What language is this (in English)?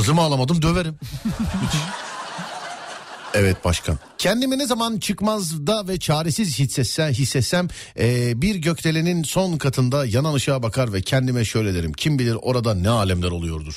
Turkish